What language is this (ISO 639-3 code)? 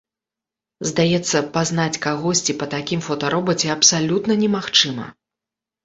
bel